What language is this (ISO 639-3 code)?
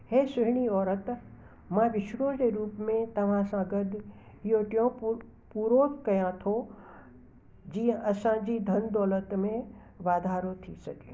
snd